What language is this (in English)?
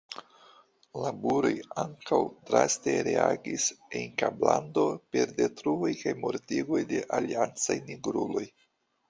Esperanto